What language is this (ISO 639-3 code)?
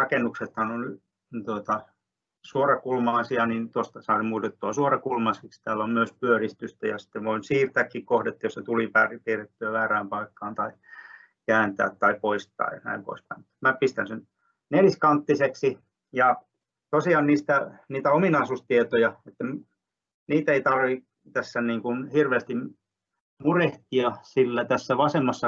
fin